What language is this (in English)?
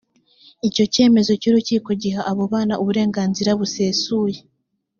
Kinyarwanda